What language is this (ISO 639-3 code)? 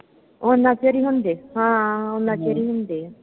pan